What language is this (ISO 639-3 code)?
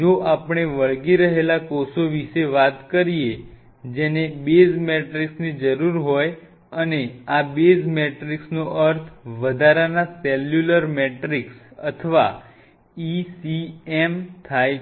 guj